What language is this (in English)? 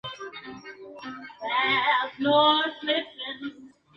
Spanish